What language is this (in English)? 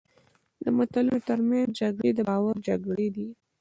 Pashto